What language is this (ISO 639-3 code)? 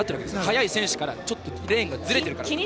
jpn